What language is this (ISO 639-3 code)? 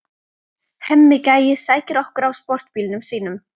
isl